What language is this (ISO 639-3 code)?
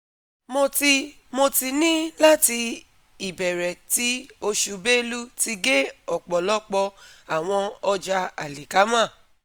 yor